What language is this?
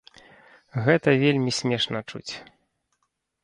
Belarusian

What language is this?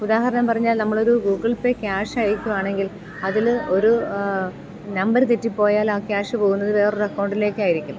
Malayalam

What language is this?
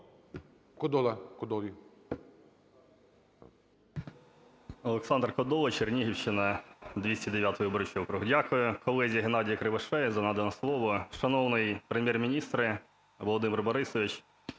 Ukrainian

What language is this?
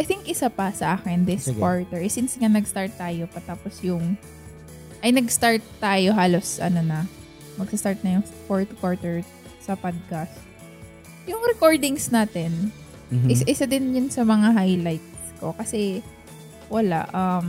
Filipino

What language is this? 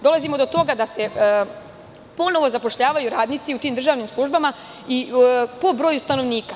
Serbian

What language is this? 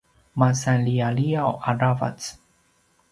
Paiwan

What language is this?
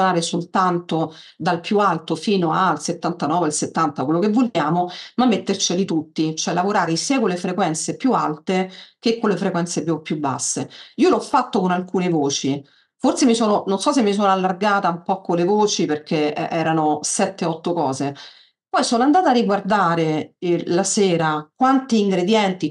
Italian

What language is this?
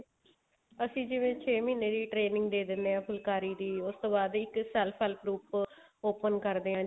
Punjabi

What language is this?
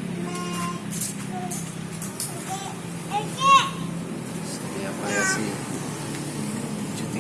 Indonesian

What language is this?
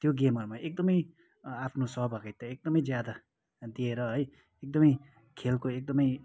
Nepali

